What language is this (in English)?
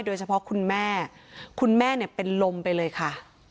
Thai